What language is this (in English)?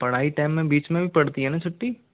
Hindi